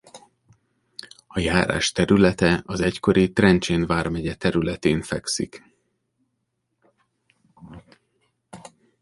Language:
Hungarian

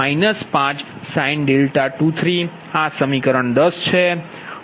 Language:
Gujarati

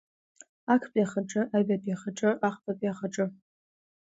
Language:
Abkhazian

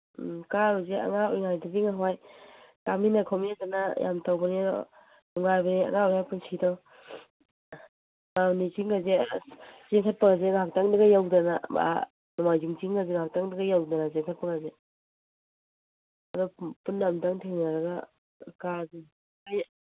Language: Manipuri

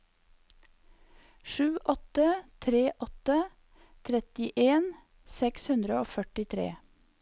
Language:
Norwegian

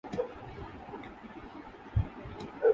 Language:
Urdu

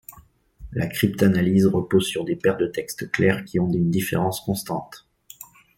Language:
French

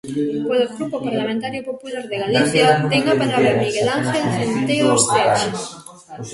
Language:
Galician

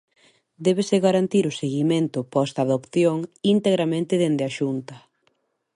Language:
Galician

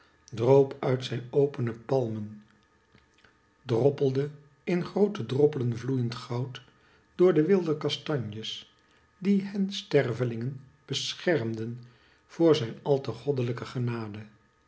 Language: Dutch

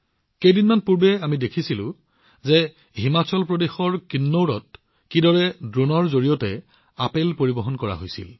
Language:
Assamese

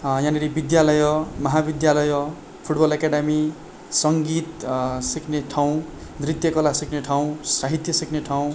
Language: Nepali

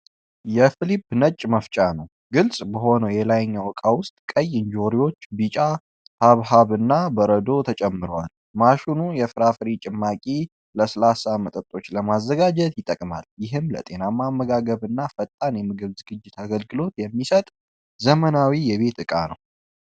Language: Amharic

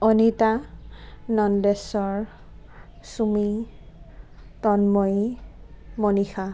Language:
Assamese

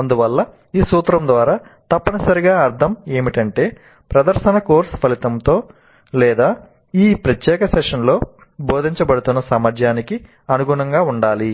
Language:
Telugu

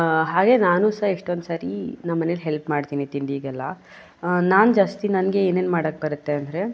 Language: Kannada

